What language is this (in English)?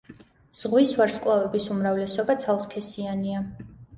Georgian